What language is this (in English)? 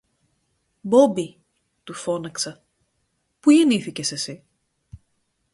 Greek